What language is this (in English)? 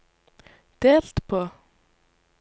Norwegian